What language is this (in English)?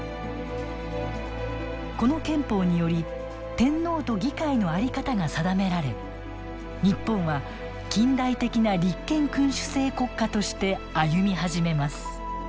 Japanese